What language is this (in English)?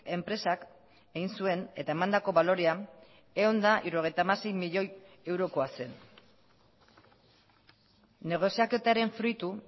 Basque